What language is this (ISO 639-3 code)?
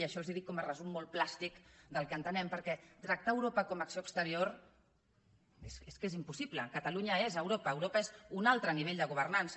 cat